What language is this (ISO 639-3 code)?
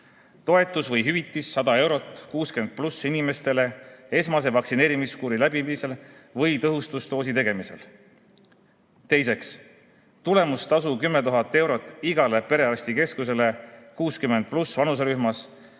est